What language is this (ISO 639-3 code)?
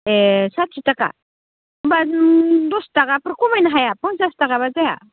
brx